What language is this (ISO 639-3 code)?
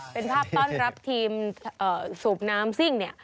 tha